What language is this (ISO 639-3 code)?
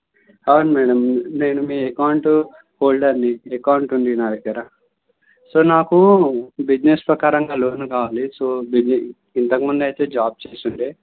tel